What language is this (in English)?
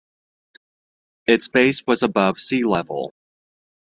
English